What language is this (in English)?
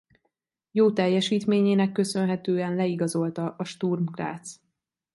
Hungarian